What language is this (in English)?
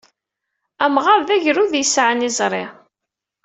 Kabyle